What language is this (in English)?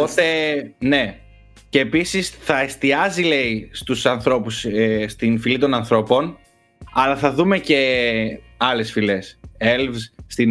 Greek